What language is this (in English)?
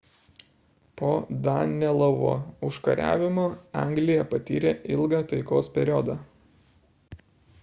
Lithuanian